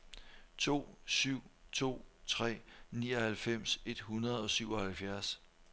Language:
Danish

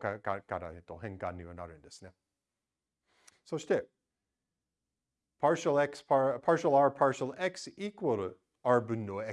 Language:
Japanese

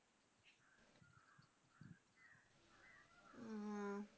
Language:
Malayalam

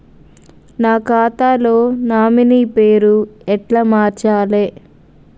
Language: Telugu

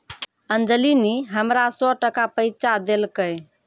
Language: Maithili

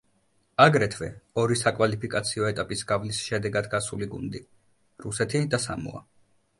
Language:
Georgian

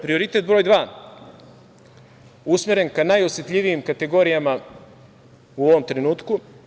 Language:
Serbian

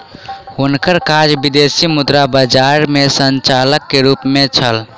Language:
Maithili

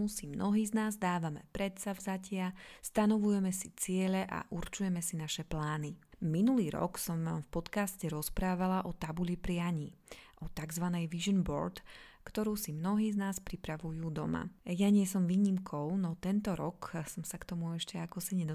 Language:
Slovak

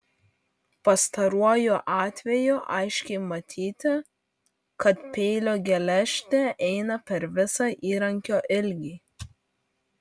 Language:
Lithuanian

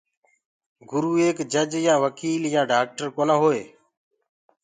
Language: Gurgula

